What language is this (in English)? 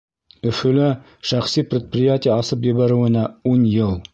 Bashkir